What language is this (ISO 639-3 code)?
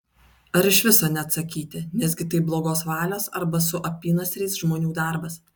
lit